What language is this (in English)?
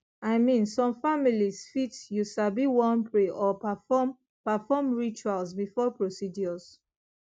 Nigerian Pidgin